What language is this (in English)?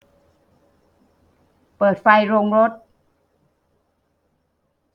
Thai